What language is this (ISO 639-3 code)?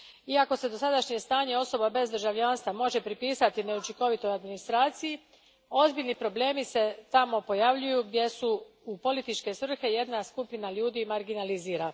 hrv